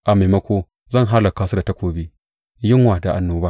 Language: Hausa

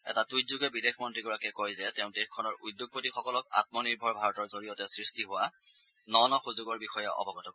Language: Assamese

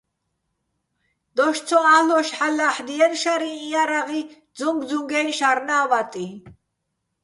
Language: Bats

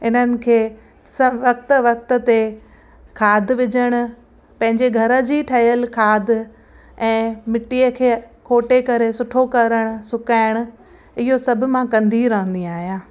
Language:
Sindhi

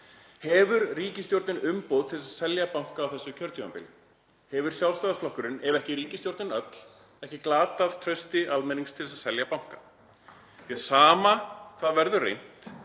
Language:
Icelandic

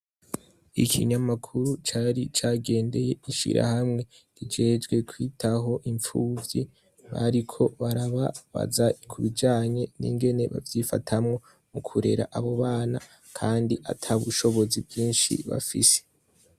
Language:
Rundi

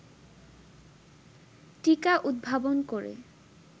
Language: Bangla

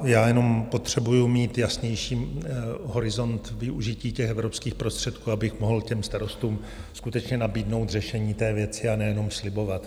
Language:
Czech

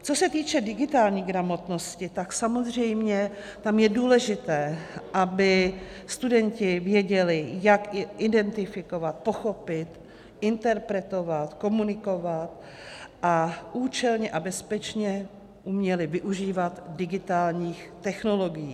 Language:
Czech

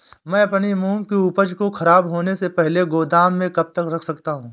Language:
Hindi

